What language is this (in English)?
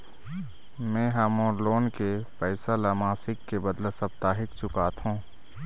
Chhattisgarhi